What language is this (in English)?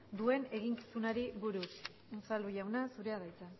Basque